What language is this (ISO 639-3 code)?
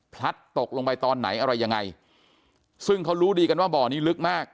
tha